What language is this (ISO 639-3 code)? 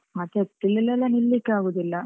kan